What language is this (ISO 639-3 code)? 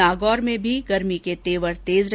hin